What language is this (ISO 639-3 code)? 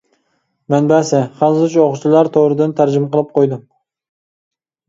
uig